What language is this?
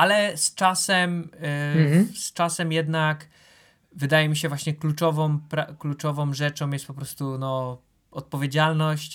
Polish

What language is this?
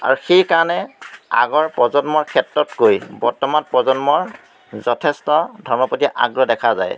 Assamese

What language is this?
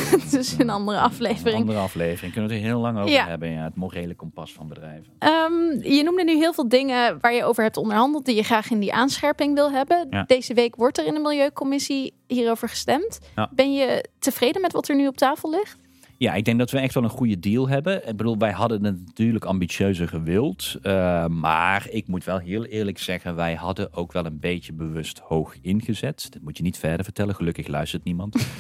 Dutch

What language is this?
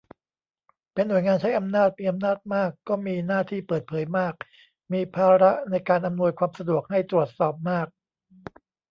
Thai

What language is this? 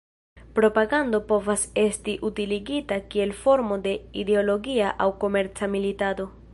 Esperanto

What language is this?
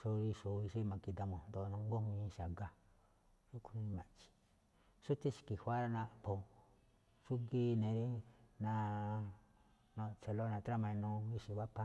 Malinaltepec Me'phaa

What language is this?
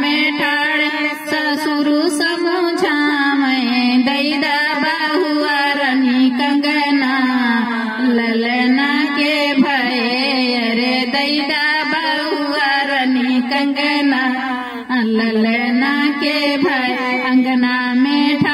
Hindi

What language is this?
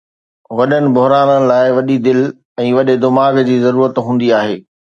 Sindhi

